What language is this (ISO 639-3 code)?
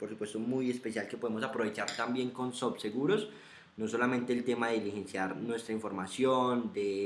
spa